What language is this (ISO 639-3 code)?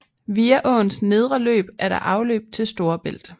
dan